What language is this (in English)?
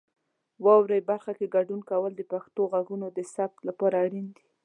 Pashto